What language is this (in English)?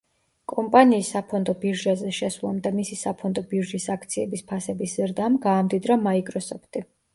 Georgian